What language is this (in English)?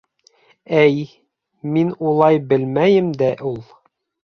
Bashkir